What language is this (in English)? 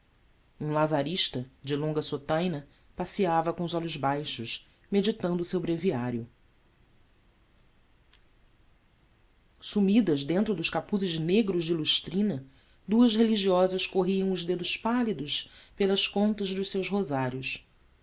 Portuguese